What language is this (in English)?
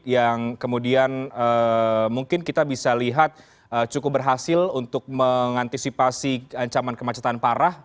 Indonesian